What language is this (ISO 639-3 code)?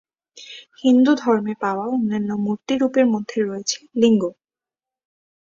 ben